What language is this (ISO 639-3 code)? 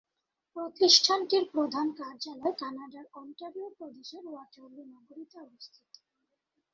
ben